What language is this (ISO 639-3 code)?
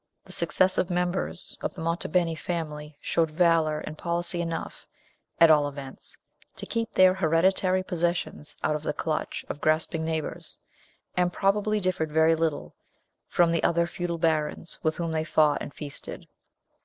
eng